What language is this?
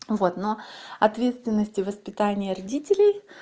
Russian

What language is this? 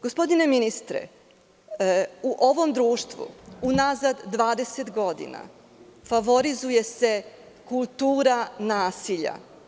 Serbian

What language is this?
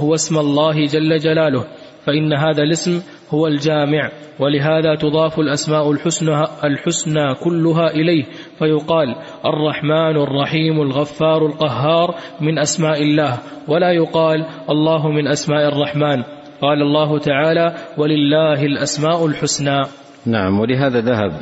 Arabic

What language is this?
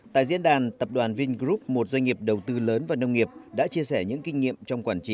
Vietnamese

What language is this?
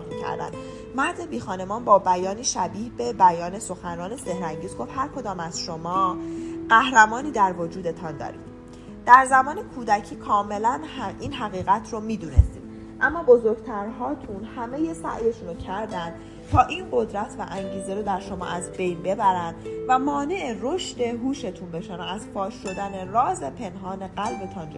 Persian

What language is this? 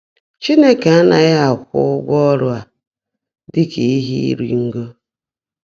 Igbo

